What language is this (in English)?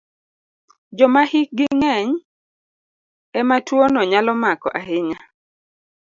Luo (Kenya and Tanzania)